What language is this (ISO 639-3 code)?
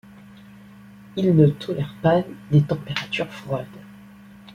fra